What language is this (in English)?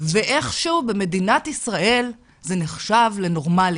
Hebrew